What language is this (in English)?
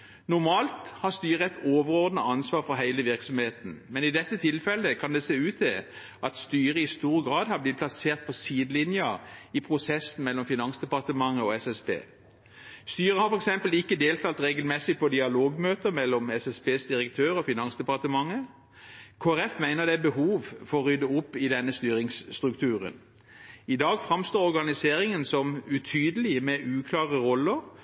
Norwegian Bokmål